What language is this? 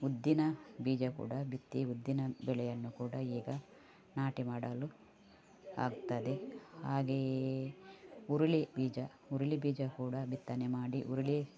Kannada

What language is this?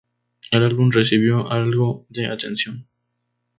Spanish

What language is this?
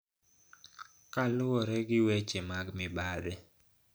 Luo (Kenya and Tanzania)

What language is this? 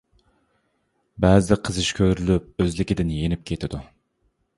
Uyghur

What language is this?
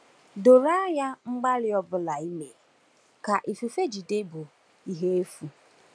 Igbo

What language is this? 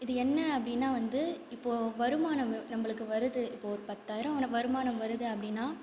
Tamil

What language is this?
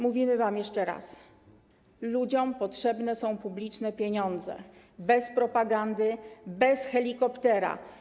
Polish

